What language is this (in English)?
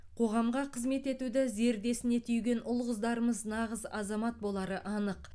Kazakh